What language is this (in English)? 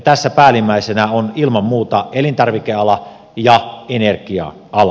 Finnish